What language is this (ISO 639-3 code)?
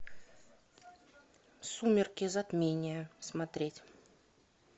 rus